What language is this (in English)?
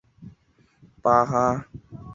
Chinese